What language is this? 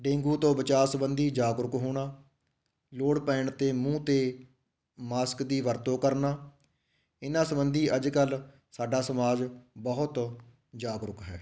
Punjabi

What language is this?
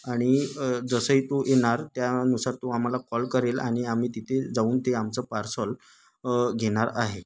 Marathi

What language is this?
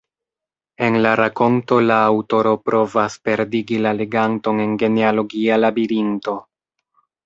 Esperanto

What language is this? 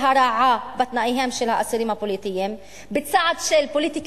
Hebrew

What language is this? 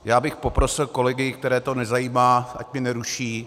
Czech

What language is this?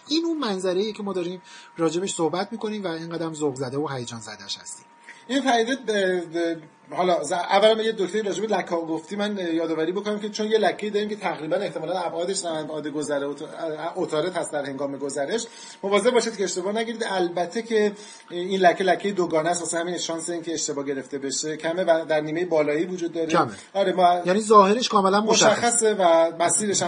Persian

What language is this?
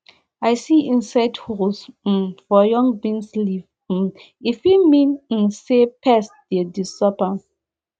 Nigerian Pidgin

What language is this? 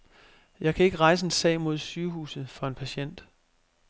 Danish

